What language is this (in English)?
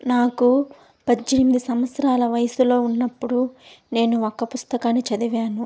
Telugu